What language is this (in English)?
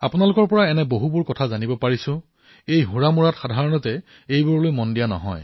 Assamese